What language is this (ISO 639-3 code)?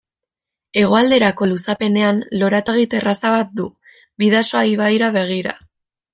eus